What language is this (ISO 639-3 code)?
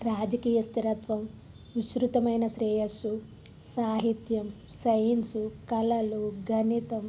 tel